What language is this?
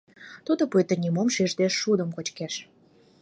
Mari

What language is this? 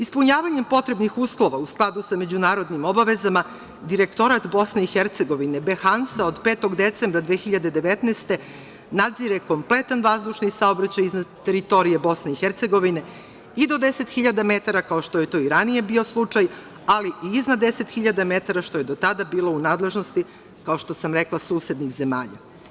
Serbian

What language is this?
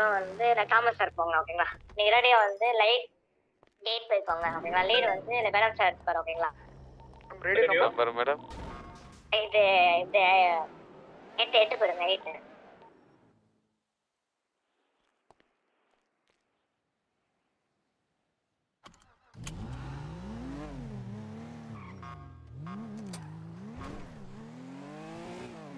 Tamil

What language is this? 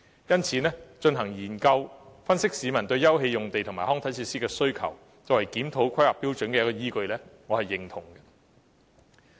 Cantonese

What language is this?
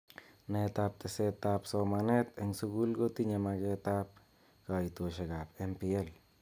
Kalenjin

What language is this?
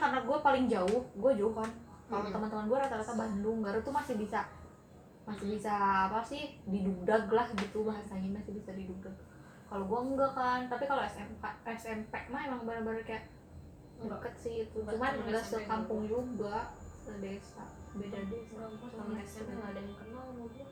Indonesian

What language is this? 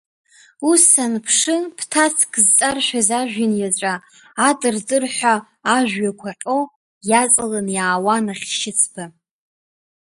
Abkhazian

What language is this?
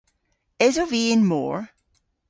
Cornish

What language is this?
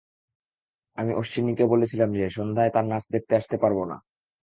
Bangla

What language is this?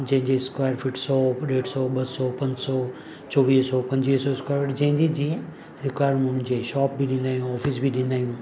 Sindhi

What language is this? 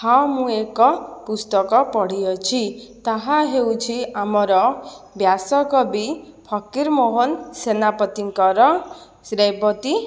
Odia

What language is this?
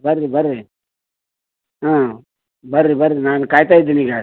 Kannada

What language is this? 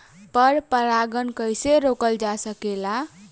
Bhojpuri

